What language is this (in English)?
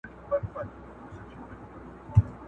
Pashto